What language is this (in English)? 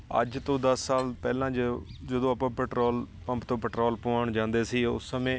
Punjabi